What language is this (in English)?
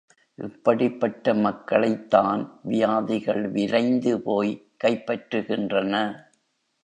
Tamil